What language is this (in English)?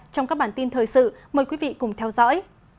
Vietnamese